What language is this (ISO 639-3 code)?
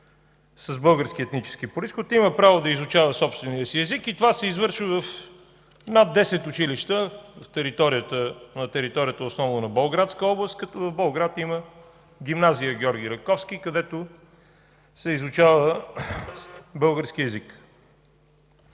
bul